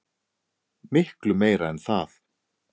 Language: Icelandic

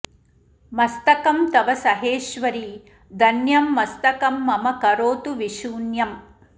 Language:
Sanskrit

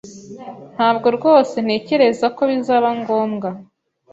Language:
Kinyarwanda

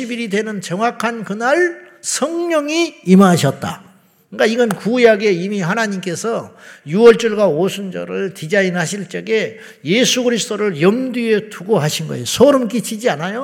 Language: Korean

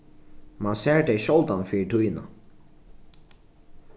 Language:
Faroese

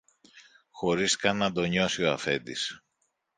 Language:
Greek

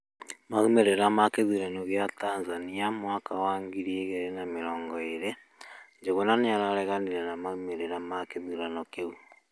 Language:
Kikuyu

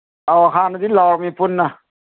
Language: Manipuri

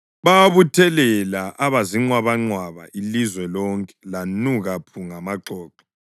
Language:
North Ndebele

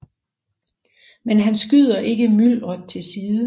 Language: Danish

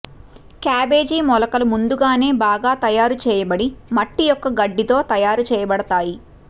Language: Telugu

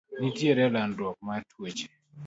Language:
Luo (Kenya and Tanzania)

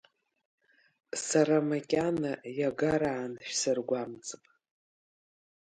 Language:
Abkhazian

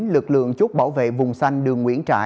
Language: Vietnamese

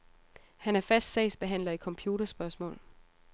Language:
Danish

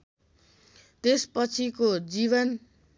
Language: Nepali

